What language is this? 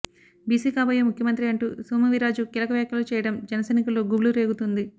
Telugu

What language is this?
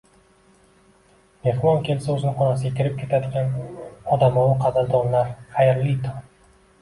Uzbek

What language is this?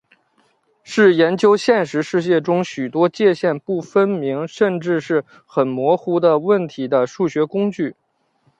Chinese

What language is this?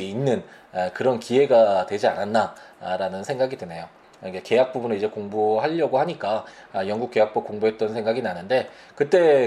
Korean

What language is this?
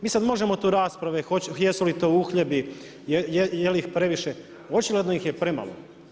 Croatian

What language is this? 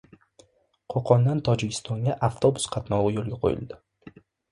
Uzbek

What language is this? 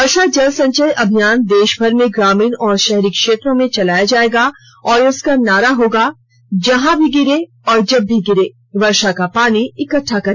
Hindi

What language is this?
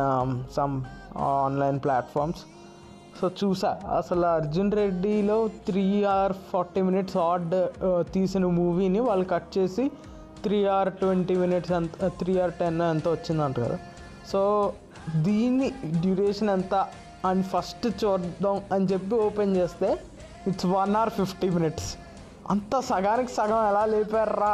Telugu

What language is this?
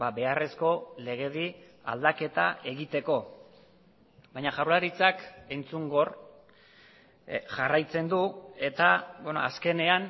Basque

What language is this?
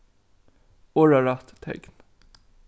Faroese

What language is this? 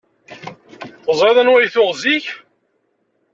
Kabyle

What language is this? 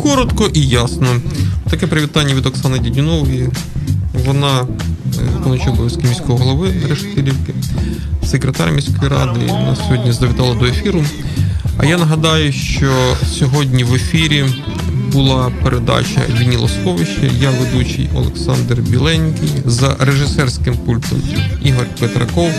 Ukrainian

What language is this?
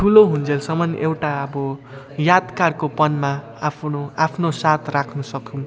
Nepali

